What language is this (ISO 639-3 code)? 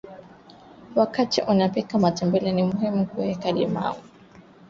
swa